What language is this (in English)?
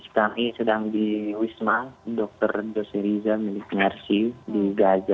Indonesian